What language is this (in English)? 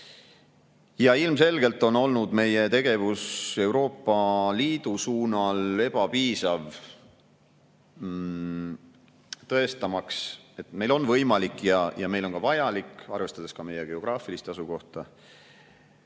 Estonian